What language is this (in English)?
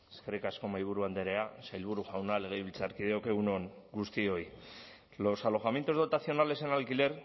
Basque